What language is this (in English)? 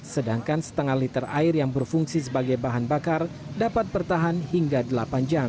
Indonesian